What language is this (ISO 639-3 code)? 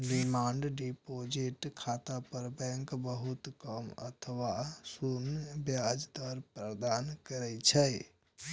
mai